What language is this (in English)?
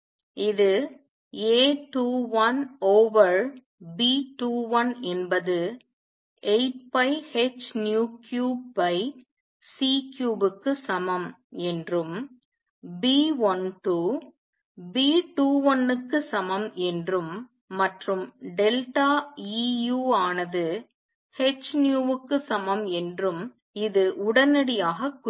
Tamil